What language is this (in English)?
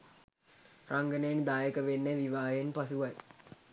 Sinhala